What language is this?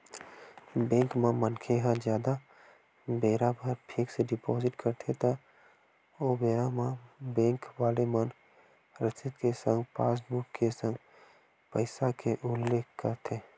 Chhattisgarhi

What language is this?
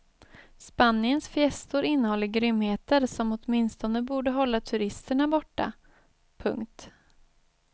Swedish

